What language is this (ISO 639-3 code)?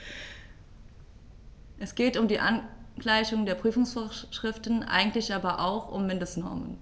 deu